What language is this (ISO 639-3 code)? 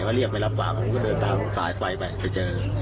tha